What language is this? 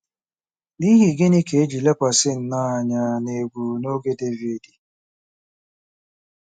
Igbo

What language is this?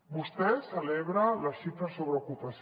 Catalan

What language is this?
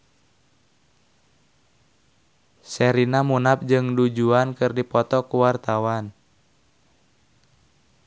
Sundanese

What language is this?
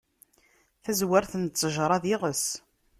Kabyle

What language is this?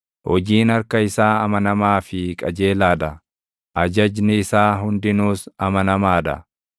Oromo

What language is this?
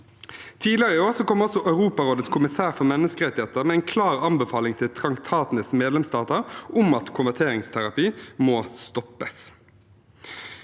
Norwegian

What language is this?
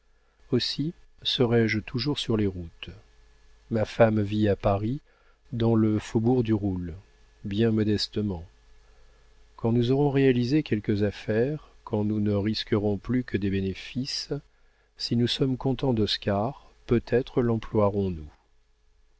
French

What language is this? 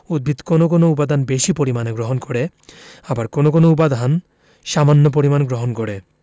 Bangla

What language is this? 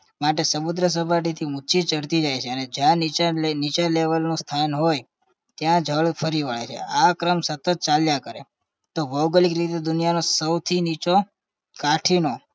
Gujarati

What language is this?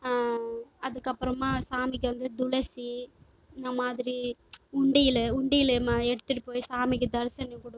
Tamil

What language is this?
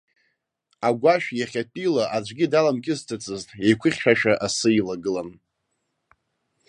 Abkhazian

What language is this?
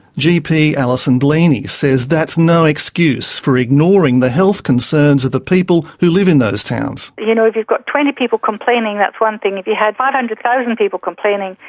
English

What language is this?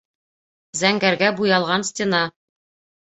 Bashkir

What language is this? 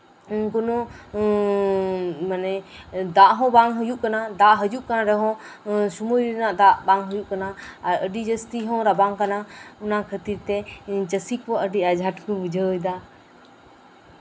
Santali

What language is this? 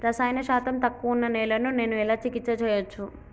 Telugu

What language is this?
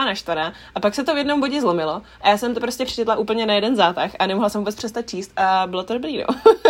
Czech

